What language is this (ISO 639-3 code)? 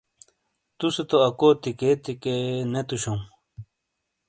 scl